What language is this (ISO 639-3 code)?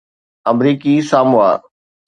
snd